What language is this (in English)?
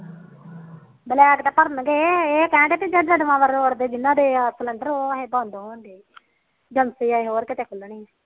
Punjabi